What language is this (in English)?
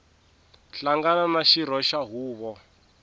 Tsonga